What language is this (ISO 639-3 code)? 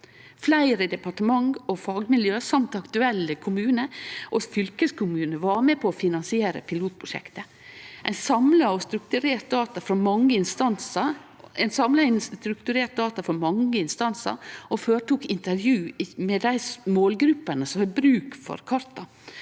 nor